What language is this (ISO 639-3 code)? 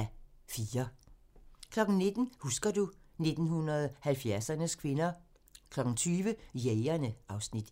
dan